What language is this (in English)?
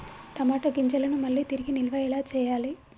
Telugu